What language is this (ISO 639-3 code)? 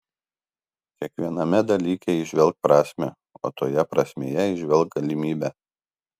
lit